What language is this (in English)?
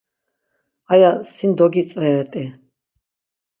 Laz